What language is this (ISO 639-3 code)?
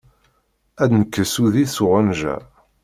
kab